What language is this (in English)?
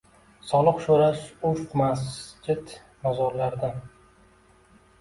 Uzbek